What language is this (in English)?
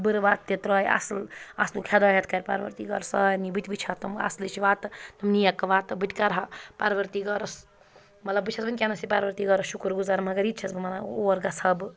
Kashmiri